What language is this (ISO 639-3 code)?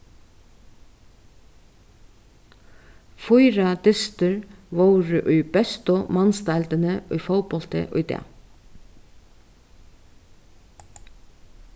fao